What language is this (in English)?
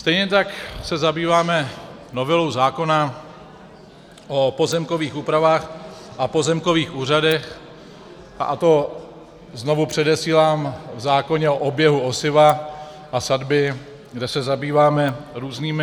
Czech